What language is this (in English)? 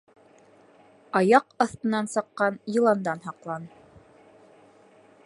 Bashkir